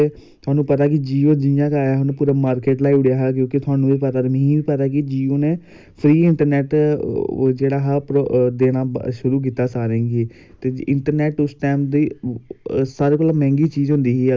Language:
Dogri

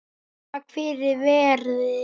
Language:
Icelandic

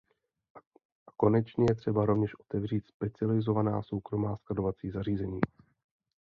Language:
Czech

